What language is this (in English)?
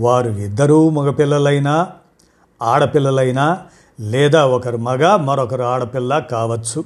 Telugu